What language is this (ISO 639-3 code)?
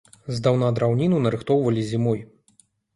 bel